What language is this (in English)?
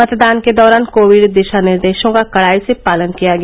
Hindi